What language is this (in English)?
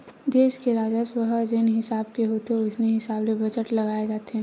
Chhattisgarhi